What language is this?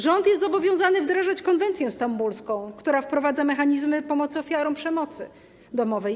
Polish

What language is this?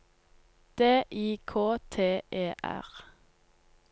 Norwegian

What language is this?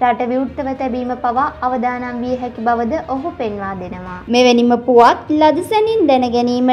Turkish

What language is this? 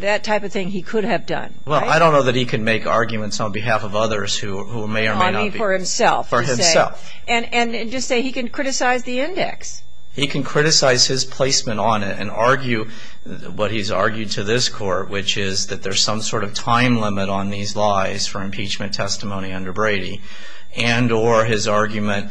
English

